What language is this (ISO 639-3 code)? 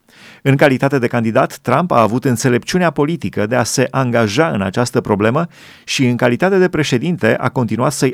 ron